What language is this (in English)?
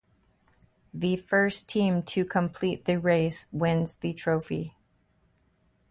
English